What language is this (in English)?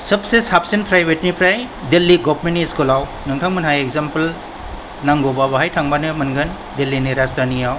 Bodo